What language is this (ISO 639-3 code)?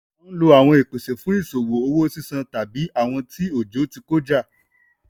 yor